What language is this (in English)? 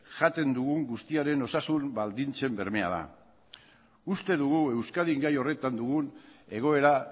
Basque